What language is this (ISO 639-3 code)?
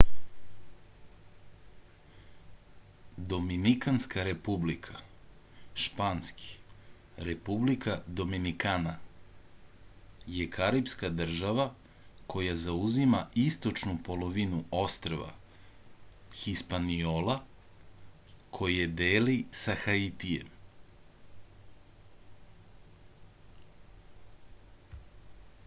srp